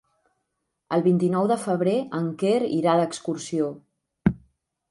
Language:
Catalan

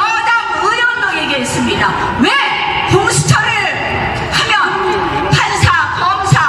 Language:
Korean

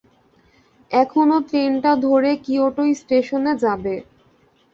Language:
Bangla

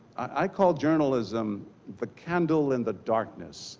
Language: English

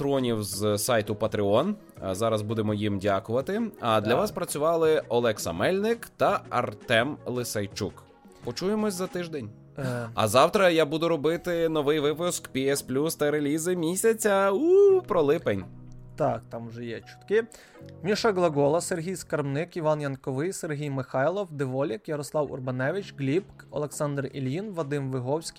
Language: Ukrainian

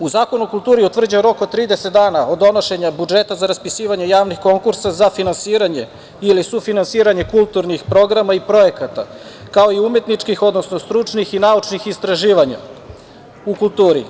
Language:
Serbian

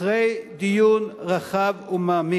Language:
Hebrew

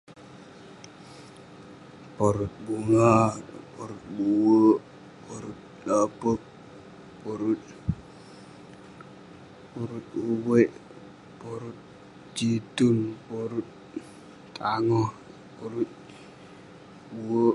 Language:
Western Penan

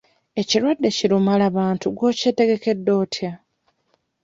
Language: Ganda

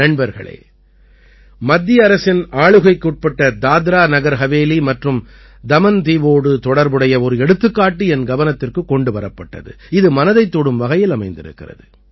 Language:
Tamil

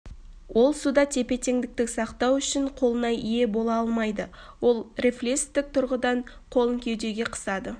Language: Kazakh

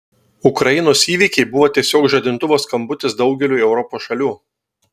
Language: Lithuanian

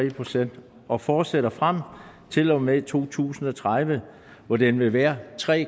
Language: Danish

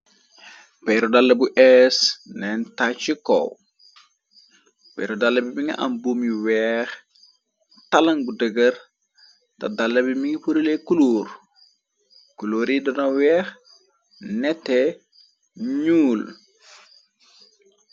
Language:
Wolof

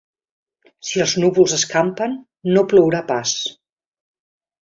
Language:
Catalan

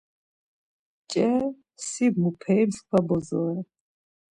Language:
Laz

